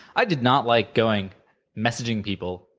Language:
English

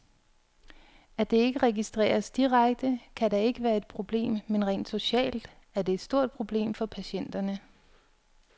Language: Danish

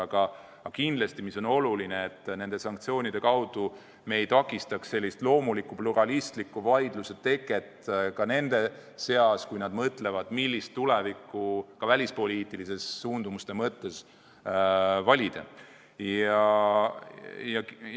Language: Estonian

